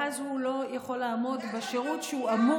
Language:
Hebrew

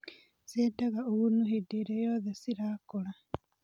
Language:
Kikuyu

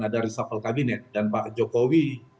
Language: Indonesian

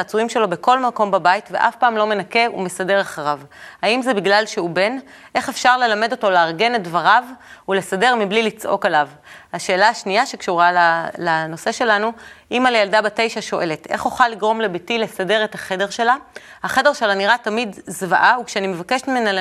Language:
Hebrew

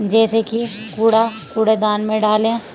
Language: Urdu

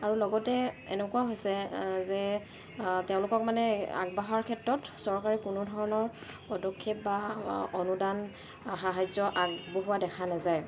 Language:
Assamese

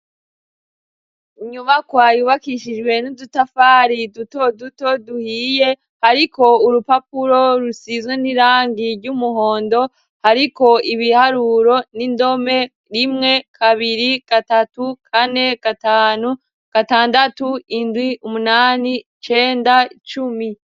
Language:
Rundi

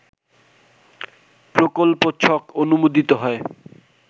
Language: Bangla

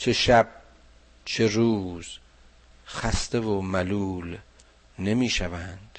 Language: Persian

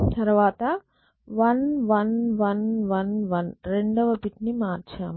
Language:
Telugu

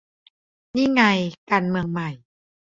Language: Thai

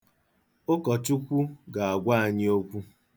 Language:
Igbo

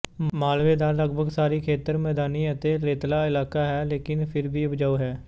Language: Punjabi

